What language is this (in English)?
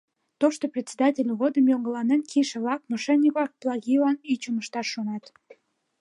Mari